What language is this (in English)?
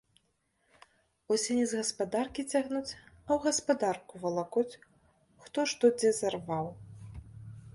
Belarusian